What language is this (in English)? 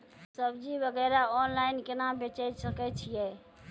Maithili